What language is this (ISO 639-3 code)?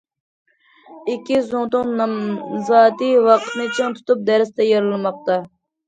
uig